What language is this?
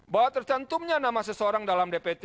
Indonesian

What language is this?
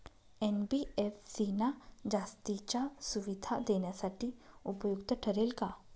Marathi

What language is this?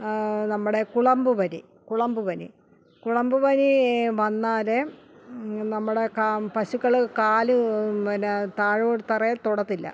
Malayalam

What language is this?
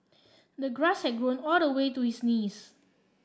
English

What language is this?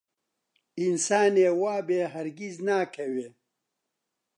Central Kurdish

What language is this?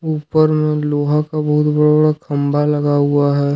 Hindi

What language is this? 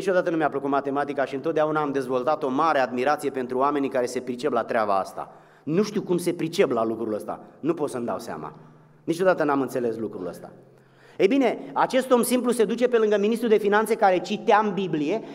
Romanian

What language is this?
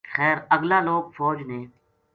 Gujari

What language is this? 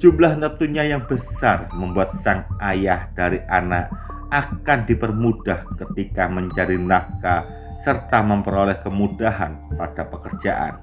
Indonesian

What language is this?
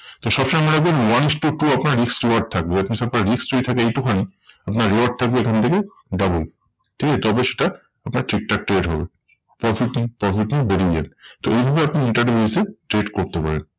Bangla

